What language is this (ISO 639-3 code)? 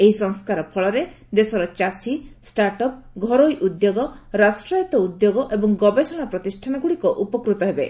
ori